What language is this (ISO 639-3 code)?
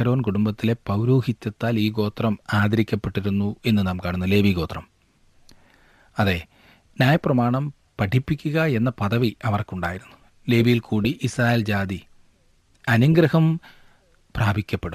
mal